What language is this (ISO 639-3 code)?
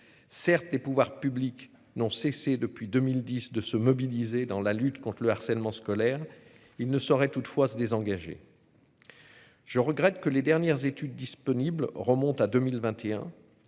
fra